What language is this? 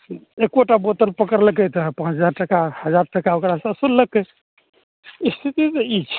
Maithili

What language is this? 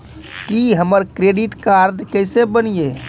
Maithili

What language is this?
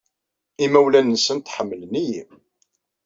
Kabyle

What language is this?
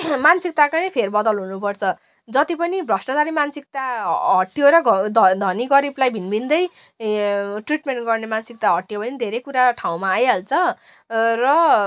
Nepali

